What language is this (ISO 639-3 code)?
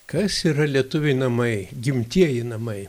lit